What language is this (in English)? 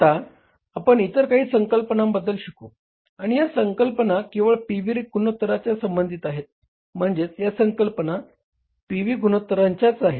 Marathi